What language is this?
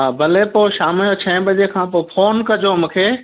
Sindhi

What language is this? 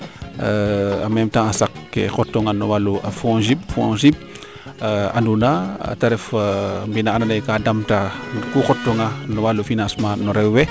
Serer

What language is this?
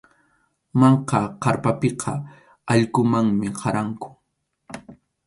Arequipa-La Unión Quechua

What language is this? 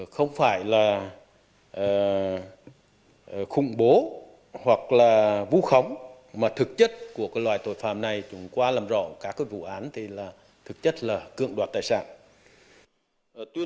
Vietnamese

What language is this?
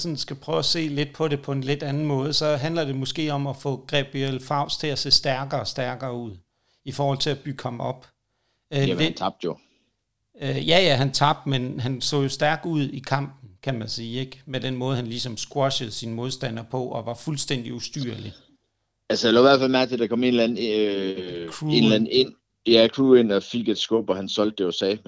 Danish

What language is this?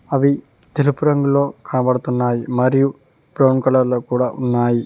Telugu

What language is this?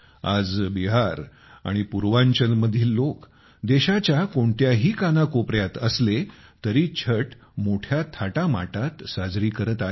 Marathi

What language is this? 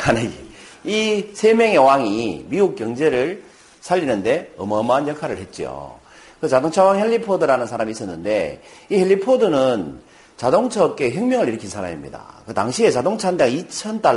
Korean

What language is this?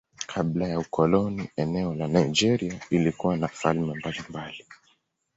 Swahili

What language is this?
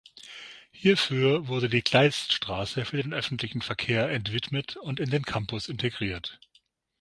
German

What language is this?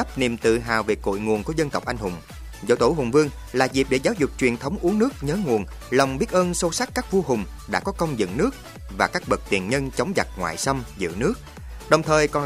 Vietnamese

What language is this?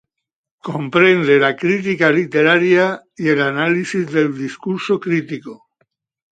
Spanish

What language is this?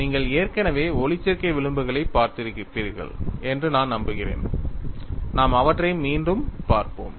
Tamil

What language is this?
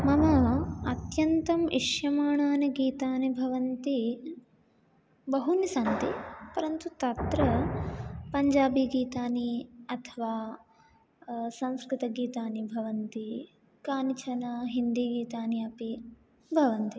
Sanskrit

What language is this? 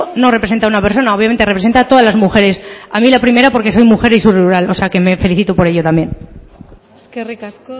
Spanish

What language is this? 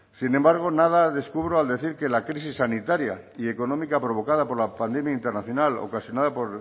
Spanish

